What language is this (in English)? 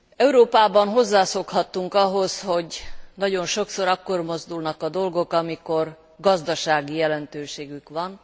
Hungarian